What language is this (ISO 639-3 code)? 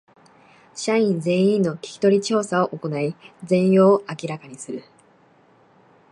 jpn